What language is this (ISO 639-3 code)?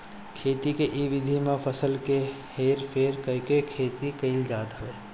bho